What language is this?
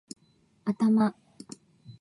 Japanese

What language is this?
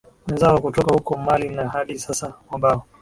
Swahili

